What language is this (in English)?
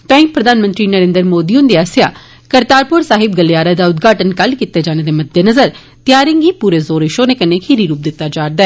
Dogri